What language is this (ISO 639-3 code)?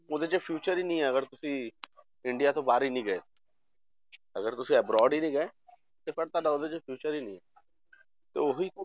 pan